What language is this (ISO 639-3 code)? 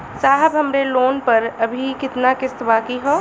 bho